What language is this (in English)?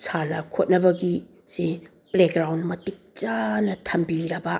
Manipuri